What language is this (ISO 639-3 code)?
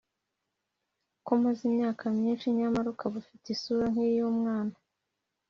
kin